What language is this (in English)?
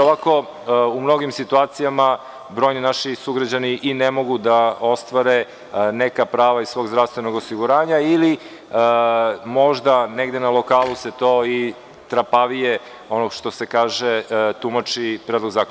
Serbian